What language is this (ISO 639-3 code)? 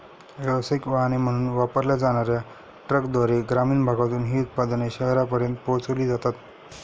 mar